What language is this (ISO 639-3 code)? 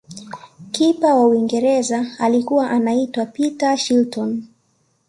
swa